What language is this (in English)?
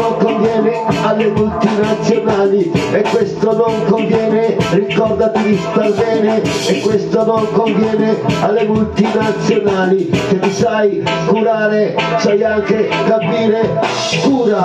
Italian